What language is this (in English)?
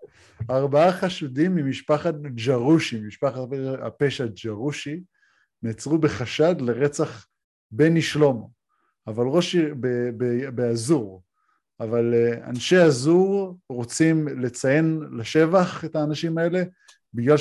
Hebrew